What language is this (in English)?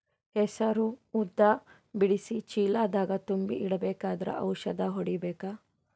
Kannada